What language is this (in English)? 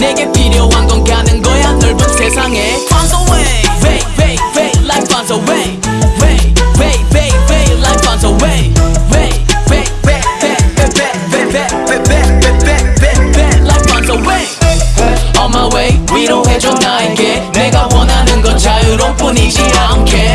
Vietnamese